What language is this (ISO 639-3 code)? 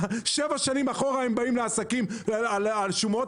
heb